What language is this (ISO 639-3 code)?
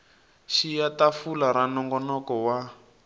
tso